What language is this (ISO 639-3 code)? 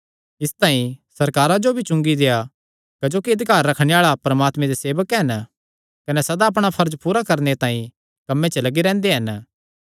xnr